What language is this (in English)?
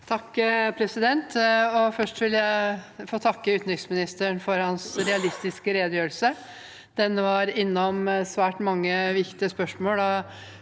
Norwegian